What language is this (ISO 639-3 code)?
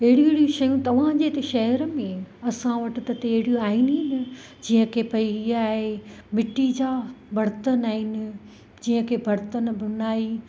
snd